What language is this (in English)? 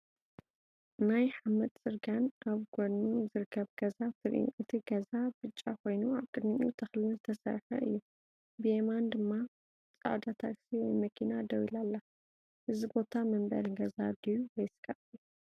Tigrinya